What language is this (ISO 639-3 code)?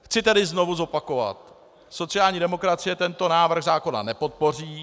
ces